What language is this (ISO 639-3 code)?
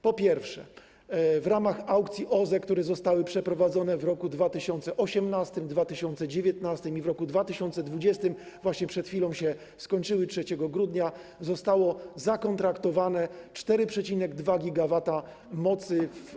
pol